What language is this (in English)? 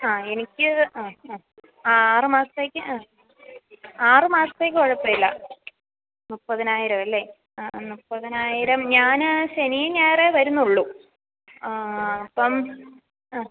Malayalam